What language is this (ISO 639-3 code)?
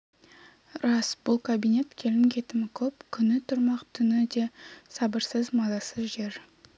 kaz